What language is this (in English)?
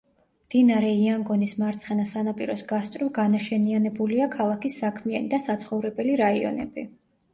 Georgian